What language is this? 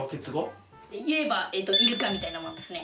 Japanese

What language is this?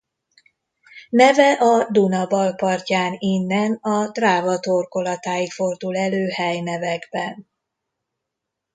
Hungarian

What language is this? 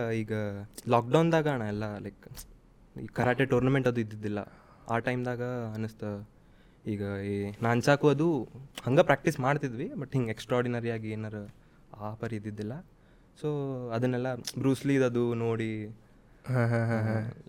Kannada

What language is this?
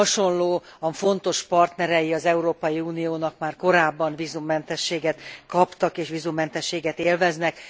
Hungarian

